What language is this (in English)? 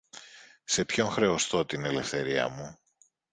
Greek